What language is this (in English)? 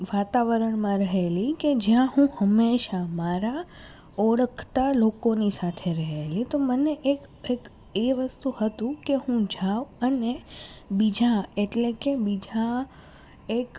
Gujarati